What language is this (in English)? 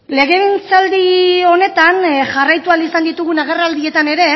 Basque